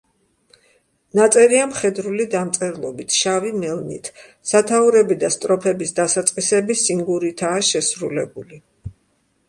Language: Georgian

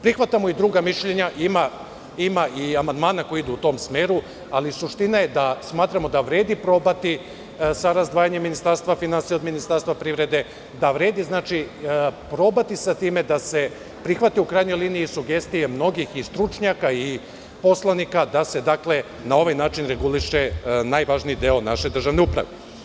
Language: Serbian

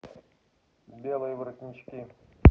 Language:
Russian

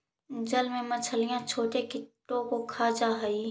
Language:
Magahi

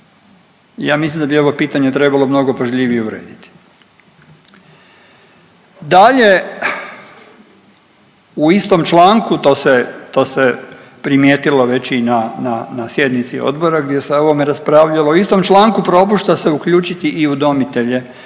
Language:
Croatian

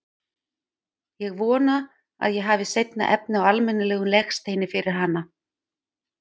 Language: Icelandic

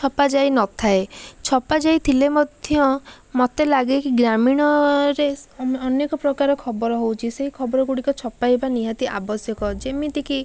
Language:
Odia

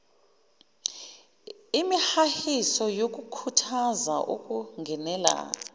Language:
Zulu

